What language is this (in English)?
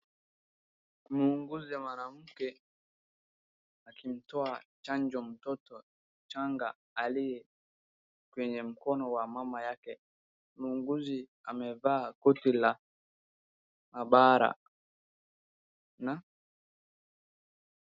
Swahili